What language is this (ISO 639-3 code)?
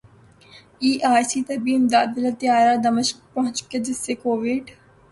urd